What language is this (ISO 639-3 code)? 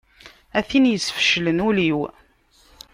kab